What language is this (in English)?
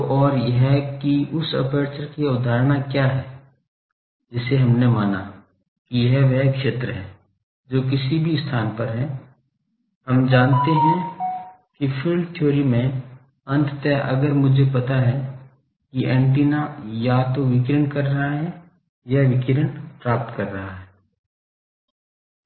Hindi